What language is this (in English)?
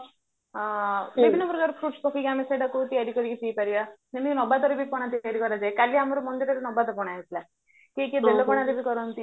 Odia